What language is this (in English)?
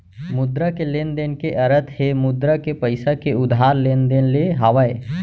Chhattisgarhi